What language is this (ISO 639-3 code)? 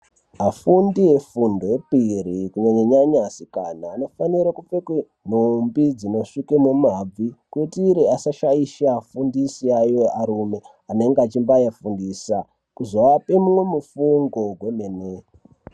ndc